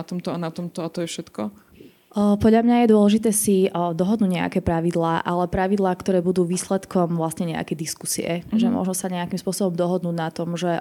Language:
Slovak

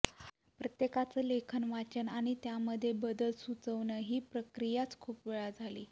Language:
Marathi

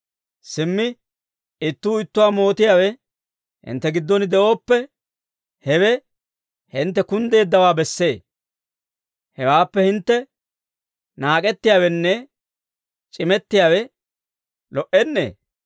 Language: Dawro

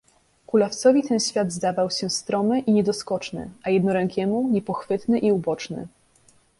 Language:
Polish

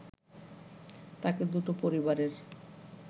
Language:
Bangla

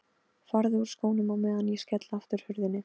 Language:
Icelandic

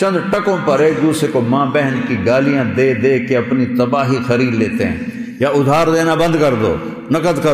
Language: Arabic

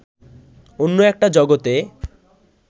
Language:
Bangla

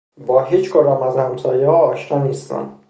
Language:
Persian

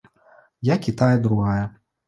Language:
Belarusian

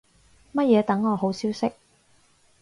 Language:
Cantonese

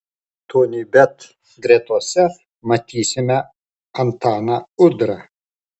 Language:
Lithuanian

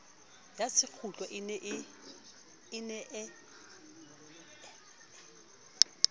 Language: Southern Sotho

